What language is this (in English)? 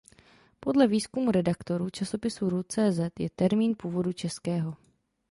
Czech